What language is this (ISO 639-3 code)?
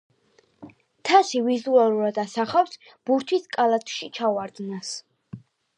kat